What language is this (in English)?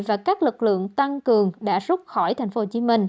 Vietnamese